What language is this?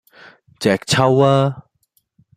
Cantonese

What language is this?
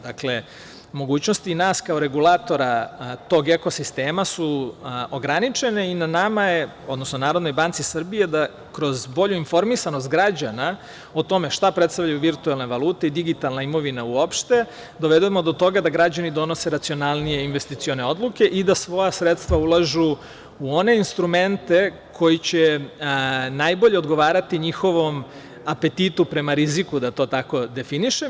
Serbian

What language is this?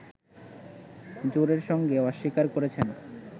Bangla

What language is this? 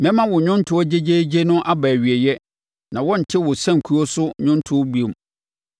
Akan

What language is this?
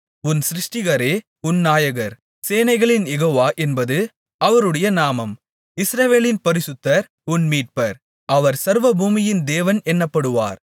Tamil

